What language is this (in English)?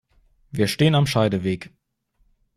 German